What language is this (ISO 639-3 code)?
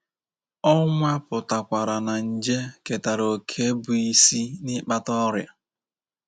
ibo